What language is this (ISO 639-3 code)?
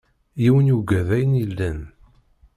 kab